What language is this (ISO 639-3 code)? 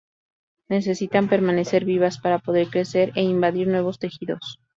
spa